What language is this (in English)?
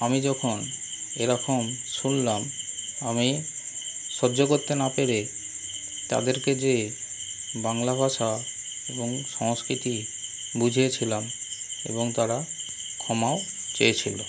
Bangla